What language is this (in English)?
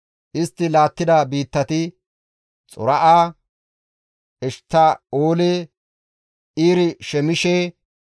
Gamo